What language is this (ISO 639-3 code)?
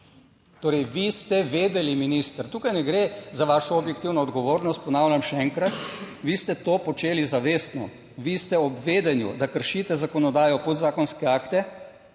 slv